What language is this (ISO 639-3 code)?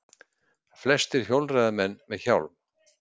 isl